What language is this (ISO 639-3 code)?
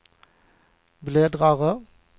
swe